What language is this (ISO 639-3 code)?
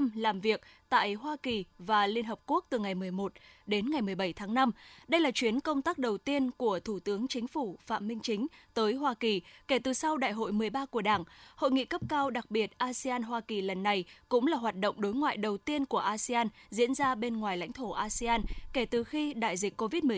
vie